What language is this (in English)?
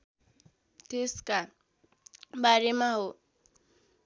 Nepali